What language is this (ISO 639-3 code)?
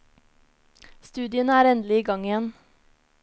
nor